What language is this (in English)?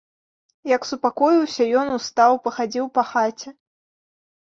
Belarusian